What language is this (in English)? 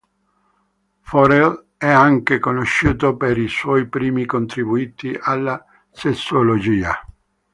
Italian